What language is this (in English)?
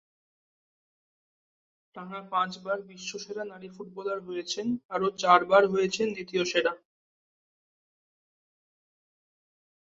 Bangla